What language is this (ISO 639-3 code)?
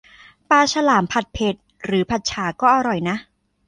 tha